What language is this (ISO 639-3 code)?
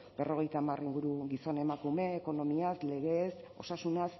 eus